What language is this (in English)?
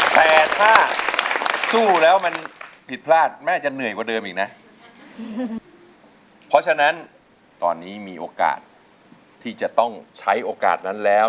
Thai